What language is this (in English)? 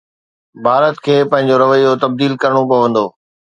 Sindhi